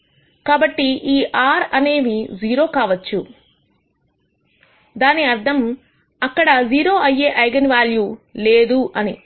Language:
Telugu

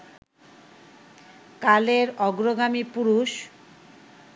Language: Bangla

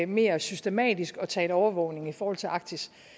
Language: Danish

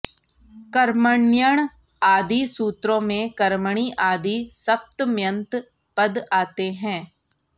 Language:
Sanskrit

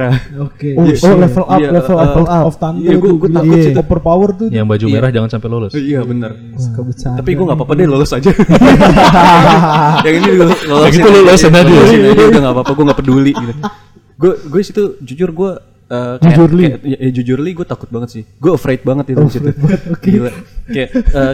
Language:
Indonesian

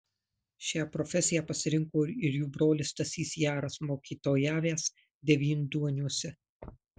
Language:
Lithuanian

